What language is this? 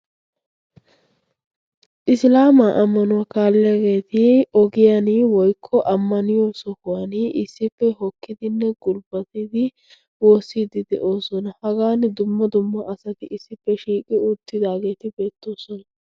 Wolaytta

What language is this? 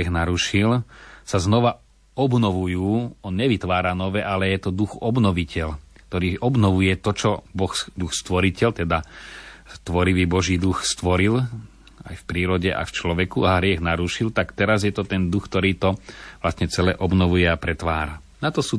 Slovak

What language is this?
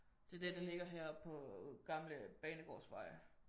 Danish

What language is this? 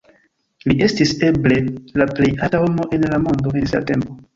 Esperanto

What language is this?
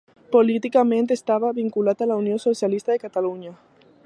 Catalan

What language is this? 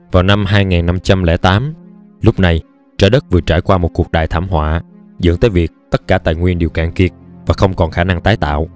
Vietnamese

